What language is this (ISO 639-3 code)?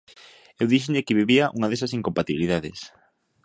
glg